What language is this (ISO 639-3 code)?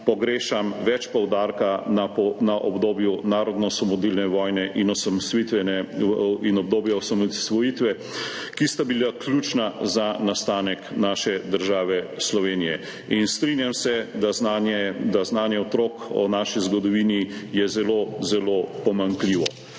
slv